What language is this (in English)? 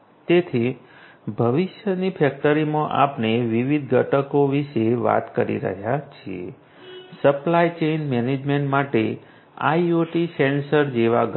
Gujarati